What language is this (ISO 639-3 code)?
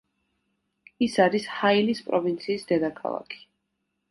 kat